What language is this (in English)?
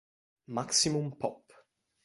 Italian